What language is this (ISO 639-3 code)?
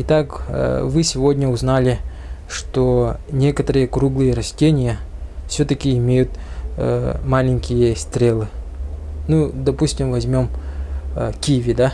rus